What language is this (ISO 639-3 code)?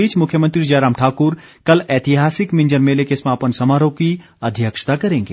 hin